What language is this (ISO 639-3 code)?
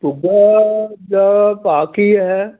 pan